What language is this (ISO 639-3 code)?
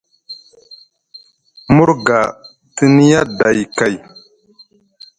mug